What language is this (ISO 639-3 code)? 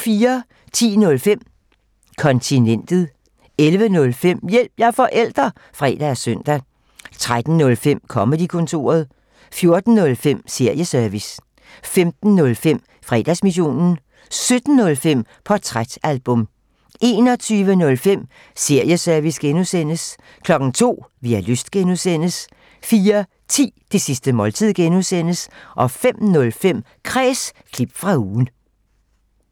dan